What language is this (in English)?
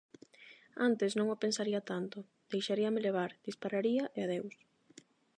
Galician